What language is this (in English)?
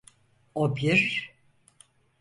Turkish